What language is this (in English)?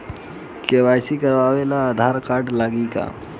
Bhojpuri